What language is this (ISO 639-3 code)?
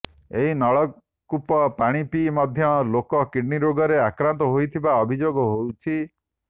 ori